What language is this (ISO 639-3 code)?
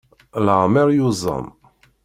kab